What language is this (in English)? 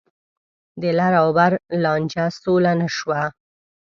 Pashto